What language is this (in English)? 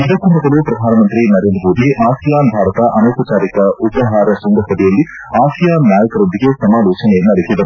Kannada